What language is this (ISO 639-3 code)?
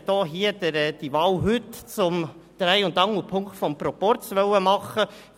gsw